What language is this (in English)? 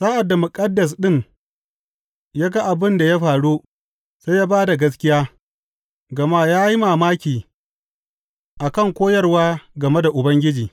Hausa